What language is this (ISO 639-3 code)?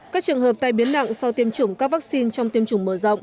vie